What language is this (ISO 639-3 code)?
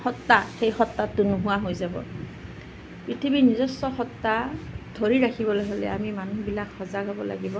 asm